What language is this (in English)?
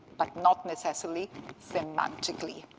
English